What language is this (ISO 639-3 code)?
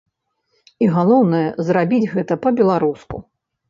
bel